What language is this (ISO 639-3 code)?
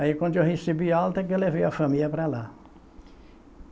por